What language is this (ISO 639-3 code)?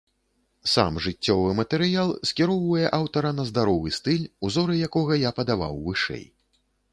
bel